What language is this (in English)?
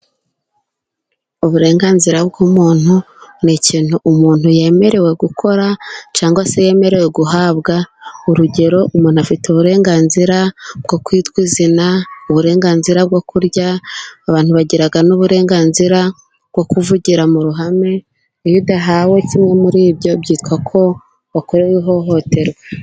Kinyarwanda